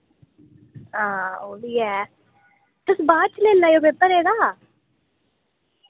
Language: Dogri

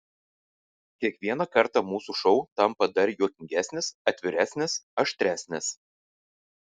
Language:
Lithuanian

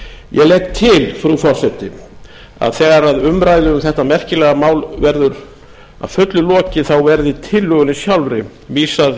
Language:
Icelandic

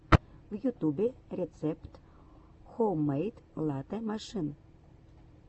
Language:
Russian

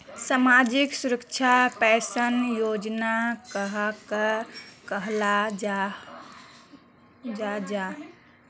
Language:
Magahi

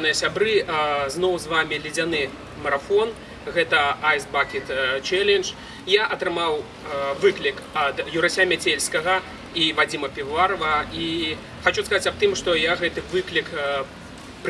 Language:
Russian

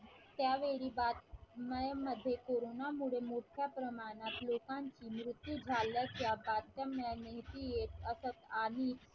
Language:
Marathi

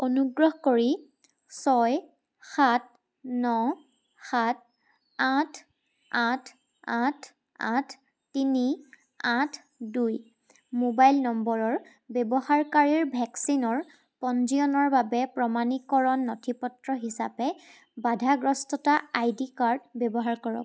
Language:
Assamese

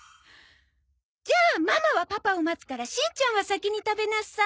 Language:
Japanese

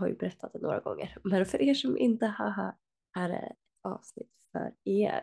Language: Swedish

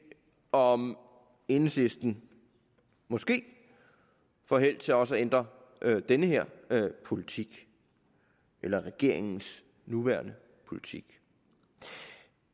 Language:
Danish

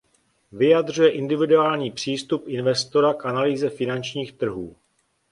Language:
Czech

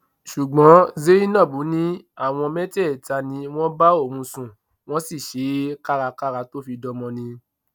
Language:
Yoruba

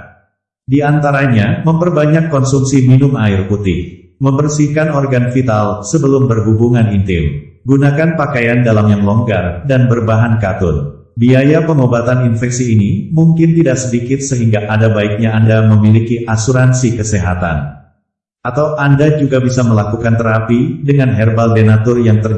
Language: Indonesian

